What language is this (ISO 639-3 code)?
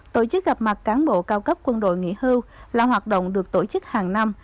vie